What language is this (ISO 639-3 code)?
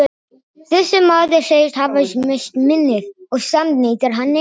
isl